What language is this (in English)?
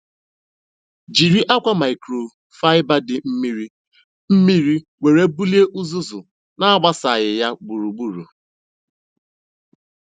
Igbo